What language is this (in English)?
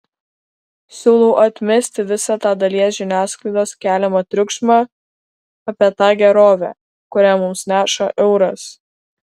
Lithuanian